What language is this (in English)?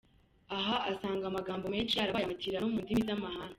Kinyarwanda